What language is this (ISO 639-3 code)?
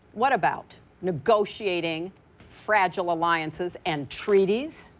eng